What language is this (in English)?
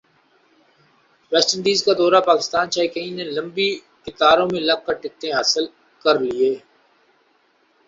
Urdu